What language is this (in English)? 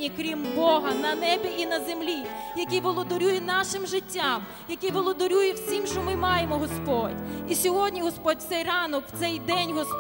Ukrainian